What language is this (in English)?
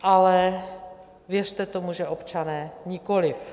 Czech